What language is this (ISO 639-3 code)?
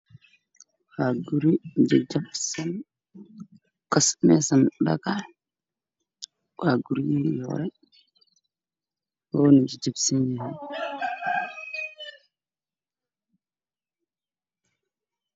som